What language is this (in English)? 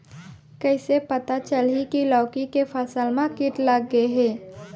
Chhattisgarhi